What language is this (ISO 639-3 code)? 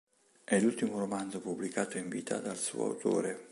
ita